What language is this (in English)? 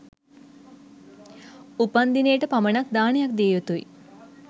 Sinhala